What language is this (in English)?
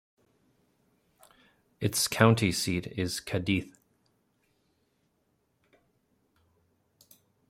English